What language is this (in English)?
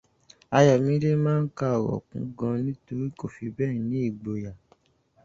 Yoruba